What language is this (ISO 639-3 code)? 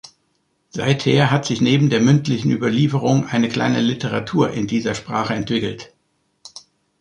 deu